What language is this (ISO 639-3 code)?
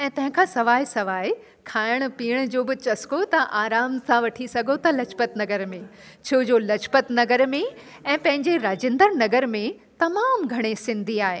snd